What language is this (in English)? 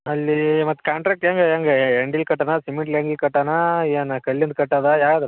Kannada